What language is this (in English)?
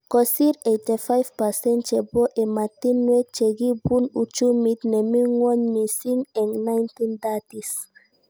Kalenjin